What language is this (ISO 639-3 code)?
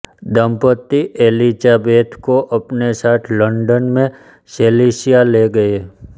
hin